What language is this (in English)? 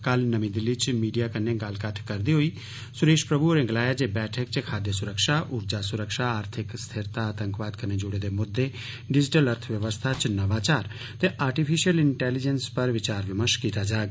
Dogri